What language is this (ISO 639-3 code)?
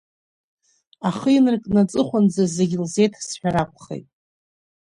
abk